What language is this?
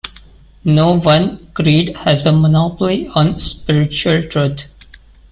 English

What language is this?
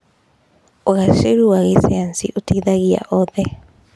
Kikuyu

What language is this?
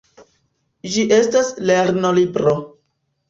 Esperanto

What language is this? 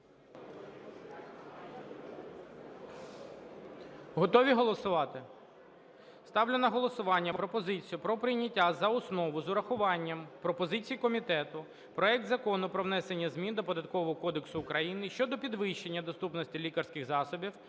Ukrainian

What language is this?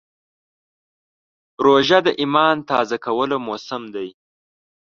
Pashto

